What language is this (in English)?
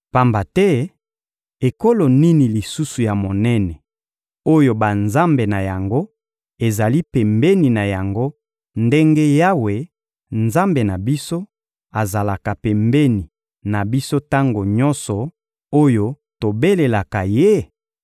Lingala